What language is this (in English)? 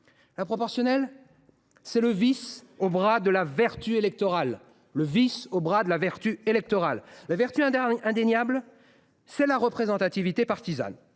French